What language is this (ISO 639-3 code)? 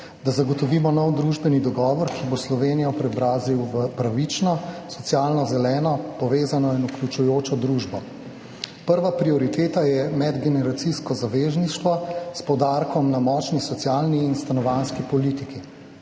slv